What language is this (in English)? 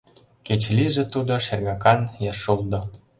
Mari